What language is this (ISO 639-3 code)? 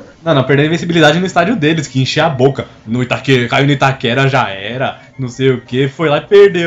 por